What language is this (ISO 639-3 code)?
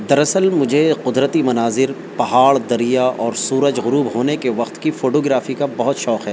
urd